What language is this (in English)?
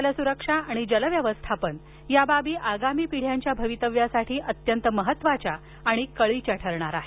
Marathi